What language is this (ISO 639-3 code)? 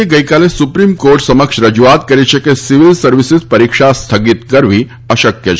guj